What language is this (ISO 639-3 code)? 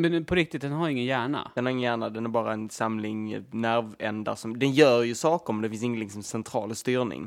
swe